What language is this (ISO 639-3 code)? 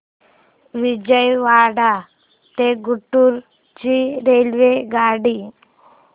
mar